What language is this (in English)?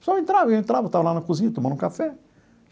Portuguese